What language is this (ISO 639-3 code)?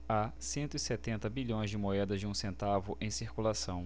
por